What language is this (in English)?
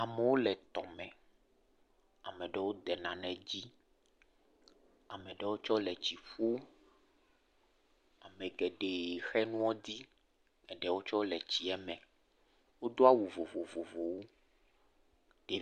Ewe